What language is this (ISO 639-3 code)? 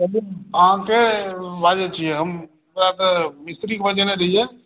mai